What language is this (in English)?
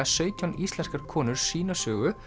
Icelandic